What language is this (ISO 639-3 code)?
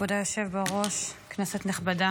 heb